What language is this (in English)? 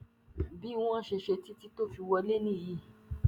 Yoruba